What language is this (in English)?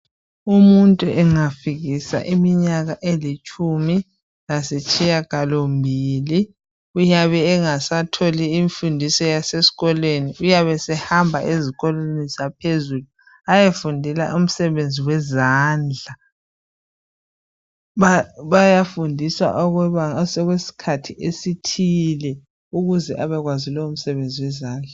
North Ndebele